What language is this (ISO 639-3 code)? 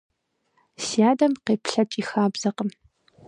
kbd